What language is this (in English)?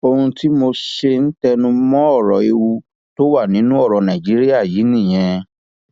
Yoruba